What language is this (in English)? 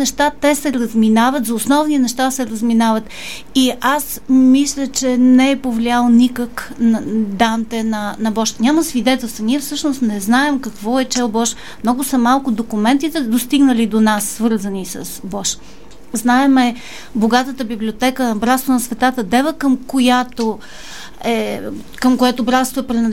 Bulgarian